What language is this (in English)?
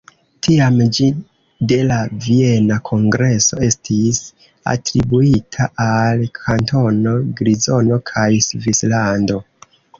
Esperanto